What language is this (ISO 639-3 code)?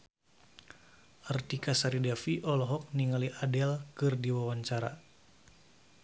sun